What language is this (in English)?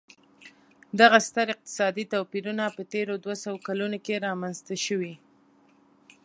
Pashto